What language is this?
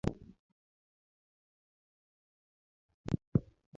Luo (Kenya and Tanzania)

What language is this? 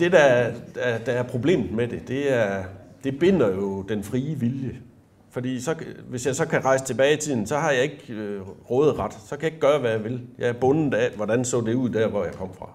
Danish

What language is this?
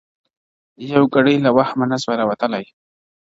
Pashto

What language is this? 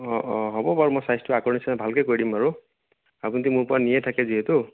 Assamese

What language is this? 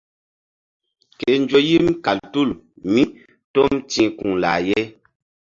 Mbum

